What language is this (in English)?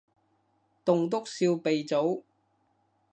Cantonese